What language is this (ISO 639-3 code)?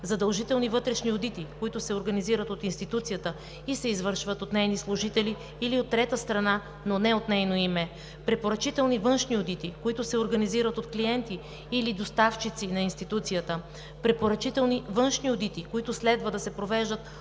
bul